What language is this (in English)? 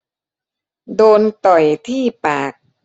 Thai